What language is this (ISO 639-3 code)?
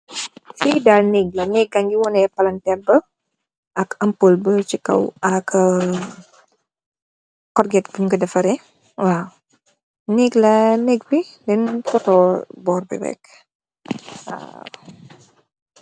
wol